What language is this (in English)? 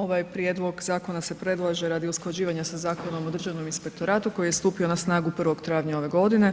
Croatian